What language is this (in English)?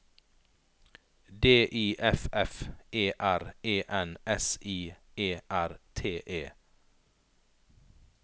Norwegian